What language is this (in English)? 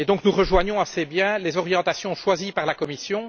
French